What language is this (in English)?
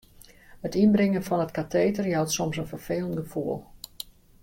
Western Frisian